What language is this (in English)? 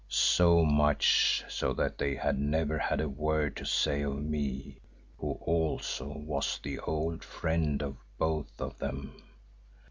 English